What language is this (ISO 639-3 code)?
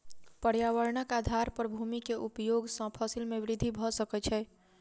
mai